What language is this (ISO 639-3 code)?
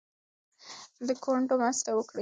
pus